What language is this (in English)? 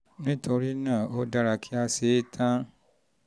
Yoruba